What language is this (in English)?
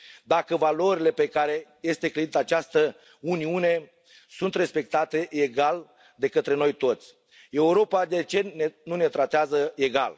Romanian